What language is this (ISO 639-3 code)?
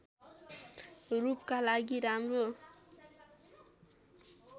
nep